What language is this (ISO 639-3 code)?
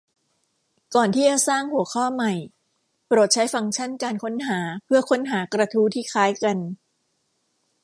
tha